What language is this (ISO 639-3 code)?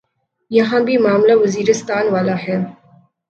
urd